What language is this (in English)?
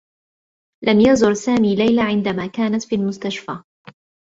Arabic